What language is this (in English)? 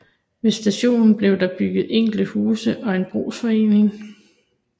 Danish